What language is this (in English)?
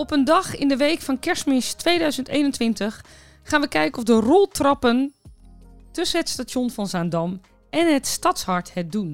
Dutch